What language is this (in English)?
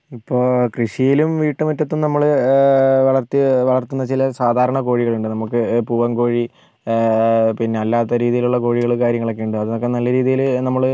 Malayalam